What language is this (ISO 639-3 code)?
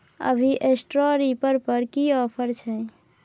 mai